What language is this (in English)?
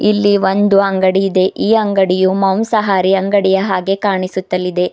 Kannada